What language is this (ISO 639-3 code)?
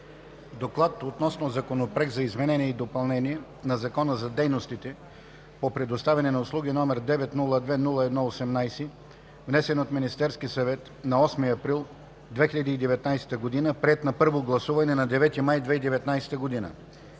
bul